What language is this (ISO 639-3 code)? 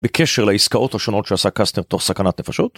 heb